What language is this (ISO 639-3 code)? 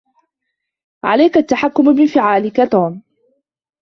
ara